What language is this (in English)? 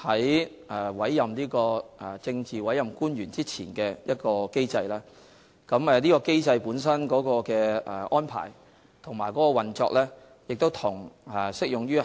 Cantonese